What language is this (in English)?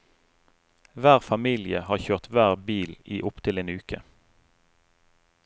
Norwegian